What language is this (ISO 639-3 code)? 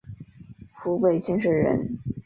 zho